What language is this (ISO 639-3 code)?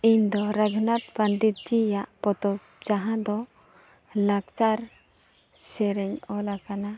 sat